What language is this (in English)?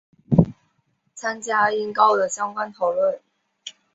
Chinese